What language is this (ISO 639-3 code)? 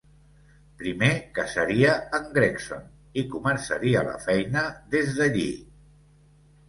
cat